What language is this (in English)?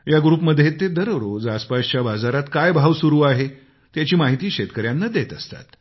Marathi